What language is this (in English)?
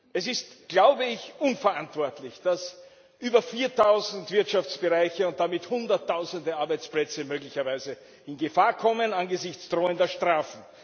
German